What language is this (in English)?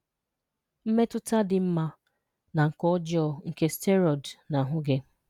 Igbo